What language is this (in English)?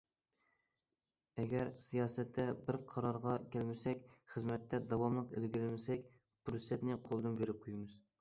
Uyghur